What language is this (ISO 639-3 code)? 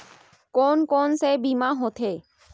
hne